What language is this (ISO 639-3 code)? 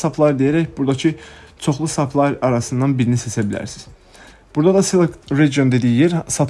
tur